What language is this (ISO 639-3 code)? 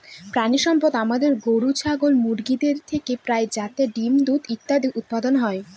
ben